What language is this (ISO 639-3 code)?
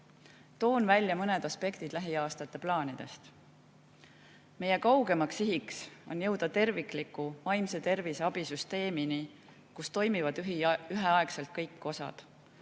est